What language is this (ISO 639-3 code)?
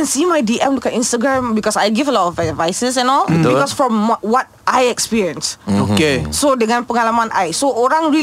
msa